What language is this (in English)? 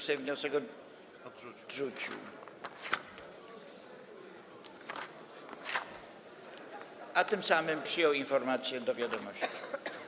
Polish